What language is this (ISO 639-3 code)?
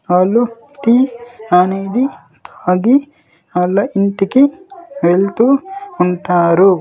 tel